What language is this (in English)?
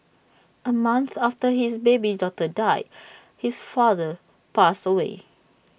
English